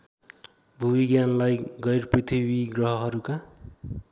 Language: Nepali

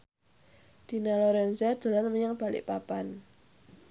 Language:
Javanese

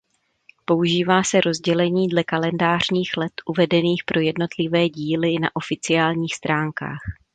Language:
Czech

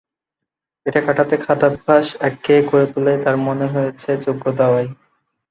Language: Bangla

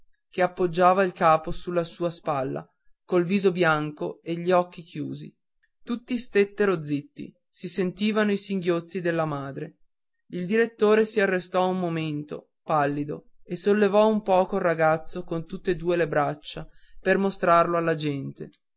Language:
Italian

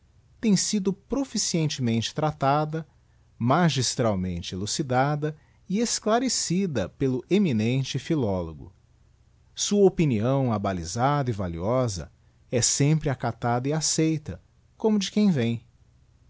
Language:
Portuguese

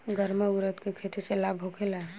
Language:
Bhojpuri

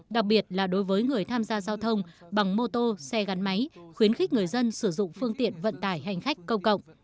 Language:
Vietnamese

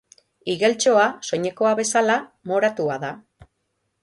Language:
Basque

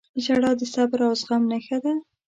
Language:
Pashto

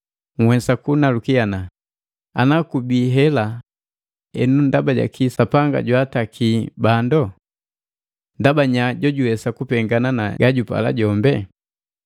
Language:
Matengo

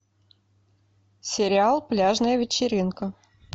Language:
Russian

